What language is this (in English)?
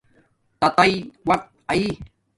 Domaaki